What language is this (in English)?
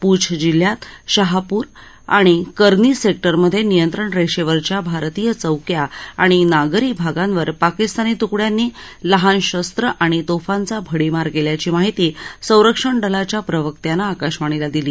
Marathi